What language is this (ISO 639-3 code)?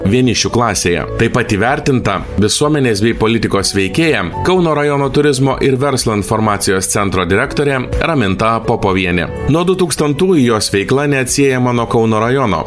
lit